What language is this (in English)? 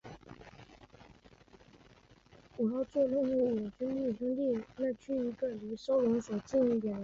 Chinese